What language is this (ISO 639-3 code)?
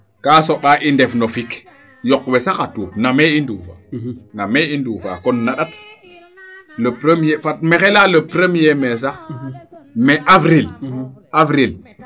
srr